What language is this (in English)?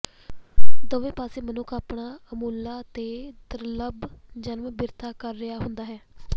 Punjabi